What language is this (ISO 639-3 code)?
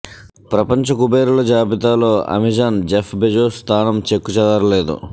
tel